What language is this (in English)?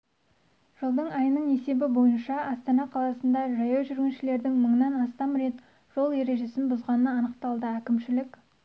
Kazakh